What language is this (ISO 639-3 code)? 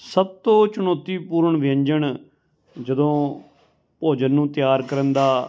pan